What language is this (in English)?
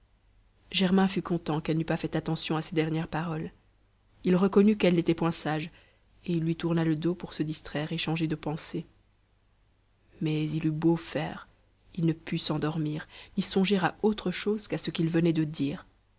French